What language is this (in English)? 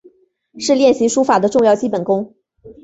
Chinese